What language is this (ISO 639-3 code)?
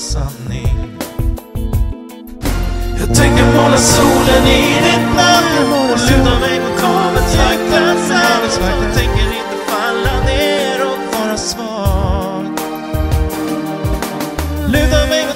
nld